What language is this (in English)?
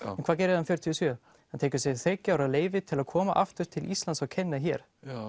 Icelandic